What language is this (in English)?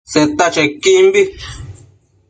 Matsés